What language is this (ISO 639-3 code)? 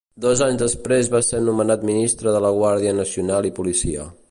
cat